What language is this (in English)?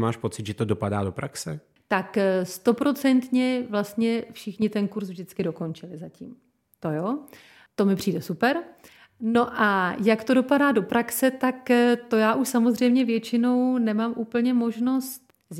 Czech